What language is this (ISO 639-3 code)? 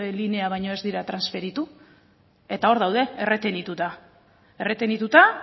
eus